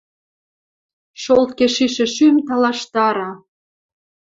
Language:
Western Mari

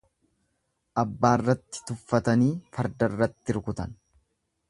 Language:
Oromo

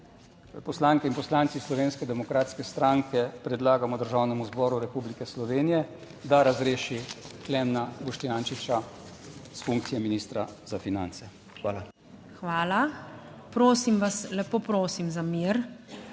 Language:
Slovenian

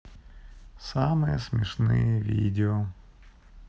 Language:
Russian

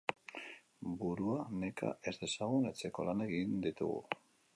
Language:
Basque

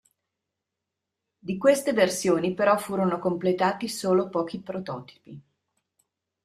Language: Italian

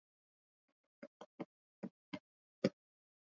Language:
Swahili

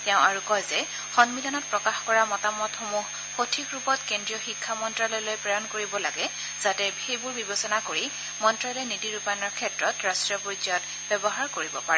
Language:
Assamese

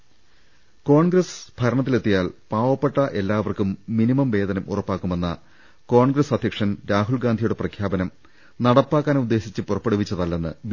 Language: Malayalam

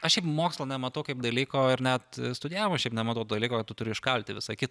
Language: Lithuanian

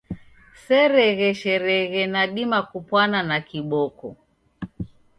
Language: Taita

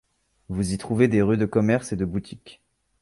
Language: French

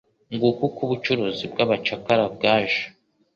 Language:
Kinyarwanda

